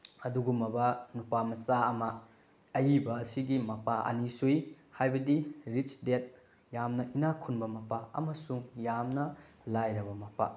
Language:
Manipuri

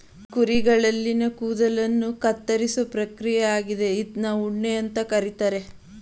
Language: Kannada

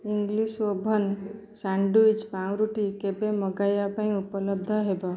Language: Odia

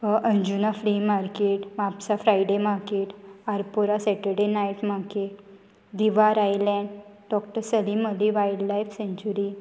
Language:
Konkani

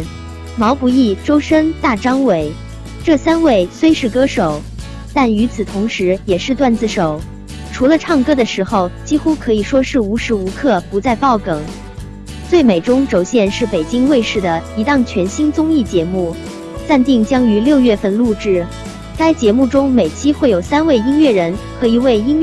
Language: Chinese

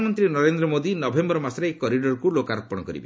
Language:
Odia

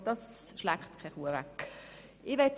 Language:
Swiss German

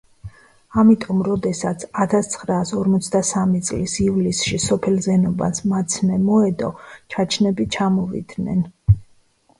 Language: Georgian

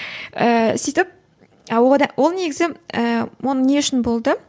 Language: Kazakh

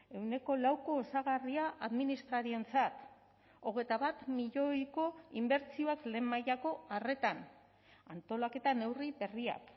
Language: Basque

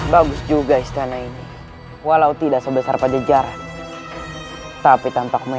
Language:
Indonesian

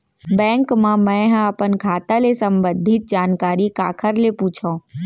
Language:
Chhattisgarhi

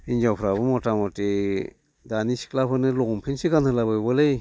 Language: Bodo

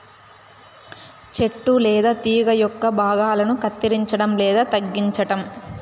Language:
Telugu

